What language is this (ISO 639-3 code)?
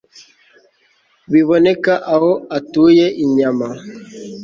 kin